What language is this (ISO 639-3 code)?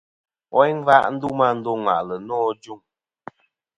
bkm